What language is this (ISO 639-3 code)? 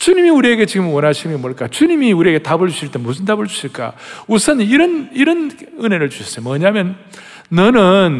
kor